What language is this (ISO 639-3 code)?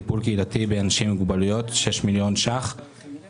heb